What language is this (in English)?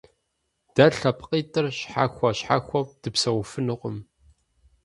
Kabardian